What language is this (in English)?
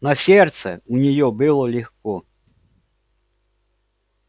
Russian